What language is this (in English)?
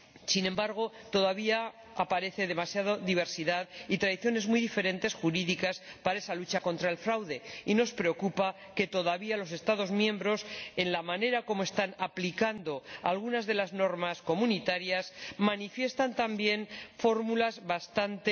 Spanish